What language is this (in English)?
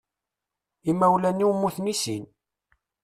Kabyle